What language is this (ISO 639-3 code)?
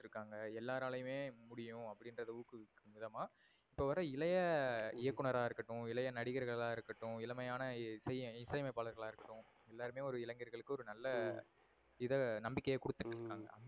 tam